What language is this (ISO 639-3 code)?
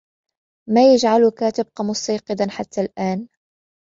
ara